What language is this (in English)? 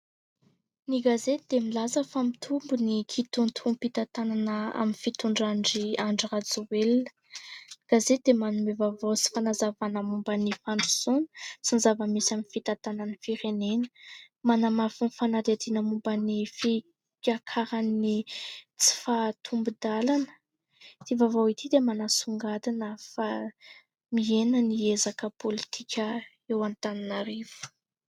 Malagasy